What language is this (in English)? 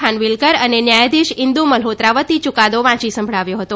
Gujarati